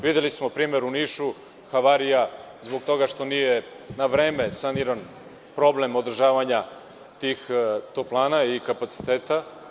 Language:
Serbian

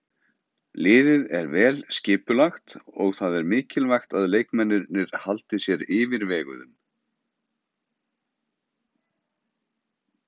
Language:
Icelandic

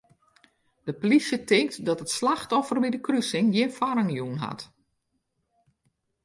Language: Western Frisian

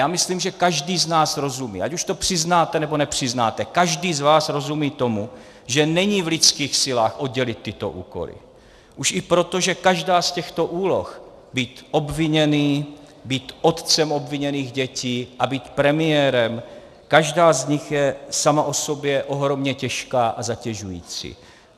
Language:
Czech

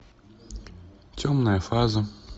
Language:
Russian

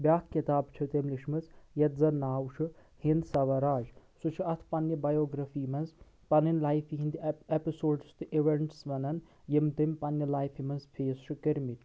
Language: Kashmiri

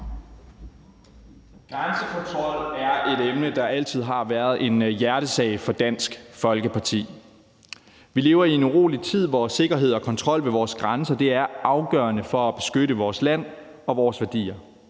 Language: Danish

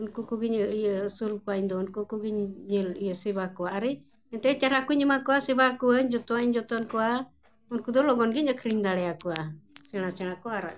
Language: Santali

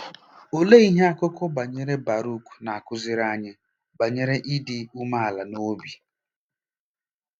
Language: Igbo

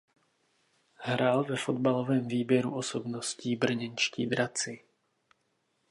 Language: Czech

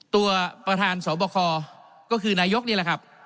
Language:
Thai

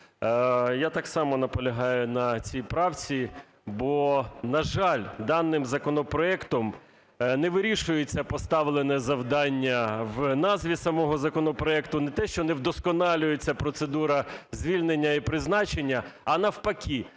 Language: Ukrainian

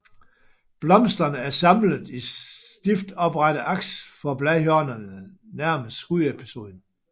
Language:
Danish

